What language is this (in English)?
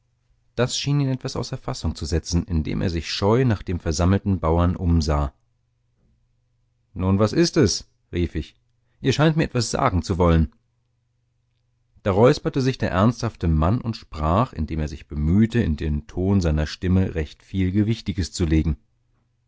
German